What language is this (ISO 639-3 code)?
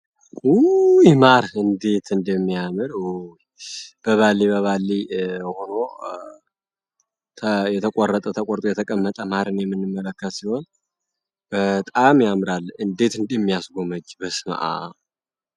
amh